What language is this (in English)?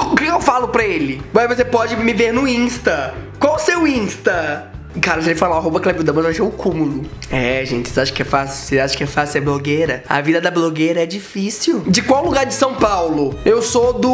Portuguese